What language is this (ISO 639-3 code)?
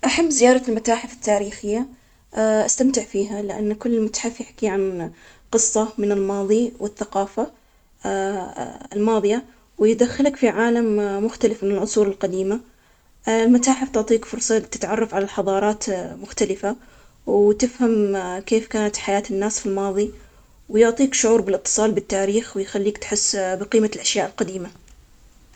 acx